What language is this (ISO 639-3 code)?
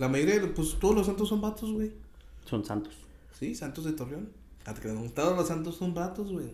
spa